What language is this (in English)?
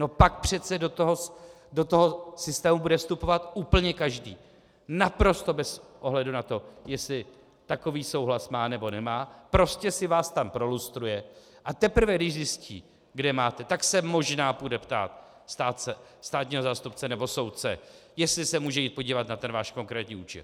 Czech